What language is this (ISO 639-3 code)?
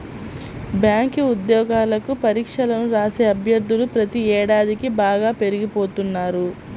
tel